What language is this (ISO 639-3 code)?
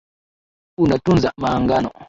swa